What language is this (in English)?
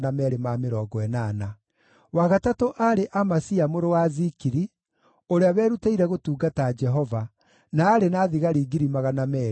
Kikuyu